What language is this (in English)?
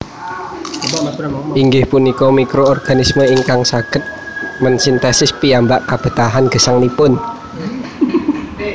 Javanese